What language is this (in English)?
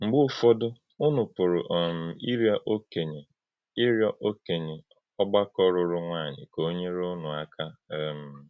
Igbo